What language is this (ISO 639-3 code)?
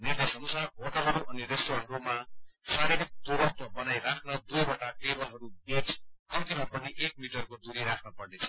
nep